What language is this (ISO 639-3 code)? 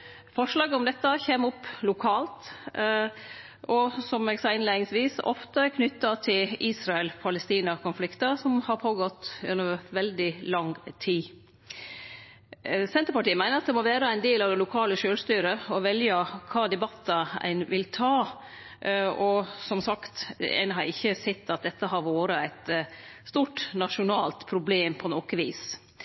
nno